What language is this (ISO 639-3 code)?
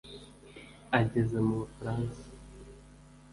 kin